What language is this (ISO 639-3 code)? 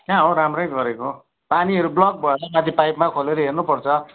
nep